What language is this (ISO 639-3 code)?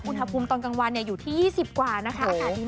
tha